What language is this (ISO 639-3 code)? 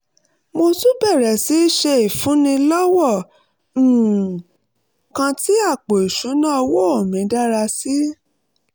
yor